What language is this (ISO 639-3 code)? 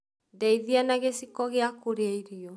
kik